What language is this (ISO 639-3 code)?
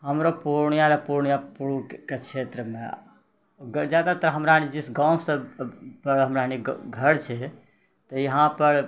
mai